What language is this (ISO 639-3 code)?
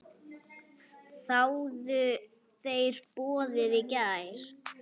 isl